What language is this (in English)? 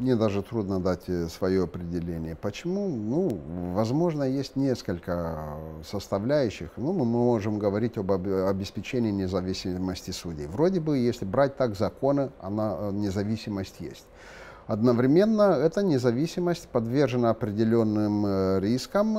Russian